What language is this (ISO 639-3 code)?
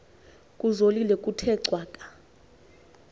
xho